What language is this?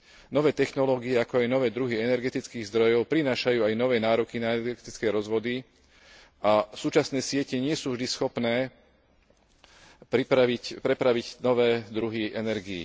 Slovak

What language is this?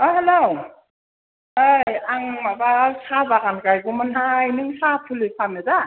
Bodo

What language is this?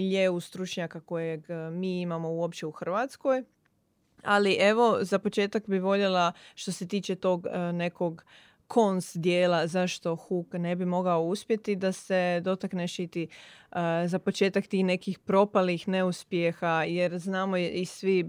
Croatian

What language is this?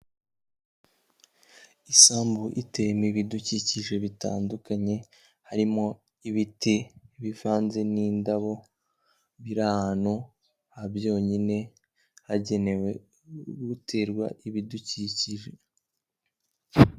Kinyarwanda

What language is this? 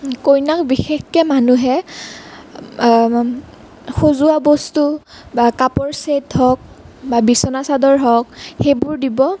Assamese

